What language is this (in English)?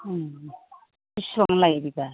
Bodo